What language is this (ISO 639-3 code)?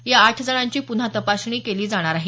mar